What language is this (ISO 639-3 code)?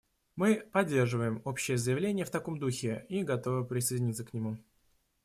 rus